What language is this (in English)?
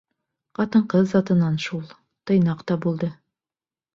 Bashkir